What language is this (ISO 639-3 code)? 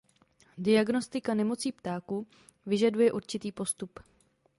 ces